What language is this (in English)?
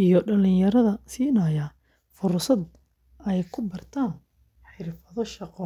Somali